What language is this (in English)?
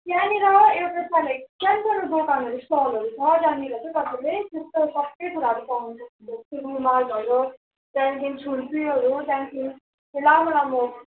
Nepali